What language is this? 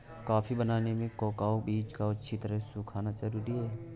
Hindi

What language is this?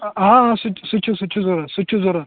Kashmiri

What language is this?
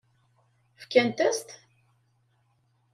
Kabyle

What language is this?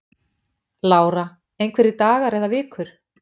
Icelandic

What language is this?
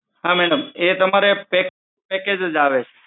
Gujarati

